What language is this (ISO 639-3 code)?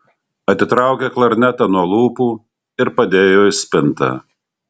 lit